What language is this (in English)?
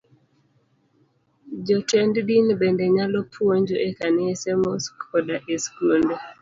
Luo (Kenya and Tanzania)